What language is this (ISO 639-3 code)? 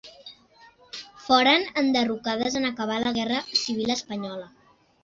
cat